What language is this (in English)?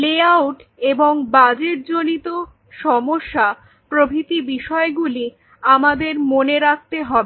Bangla